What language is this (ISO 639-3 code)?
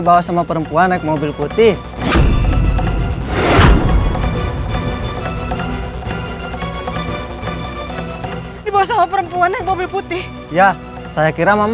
ind